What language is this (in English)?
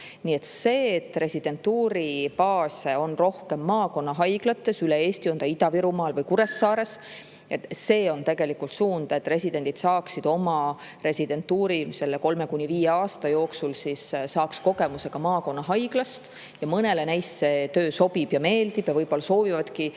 Estonian